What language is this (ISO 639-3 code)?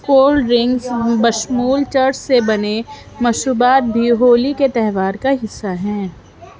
urd